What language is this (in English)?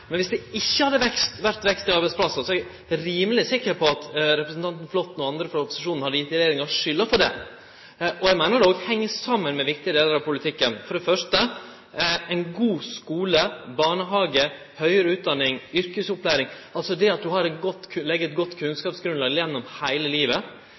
Norwegian Nynorsk